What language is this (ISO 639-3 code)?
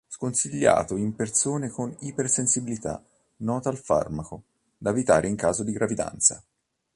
ita